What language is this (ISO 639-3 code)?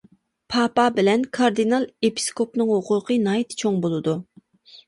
uig